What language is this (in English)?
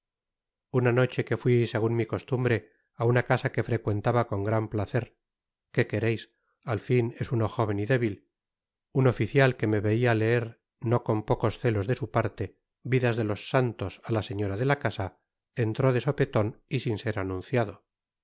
Spanish